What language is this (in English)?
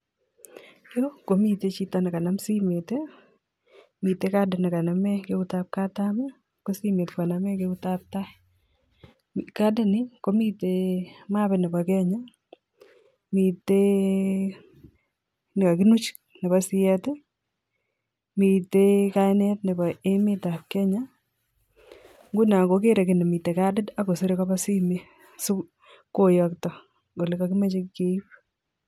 Kalenjin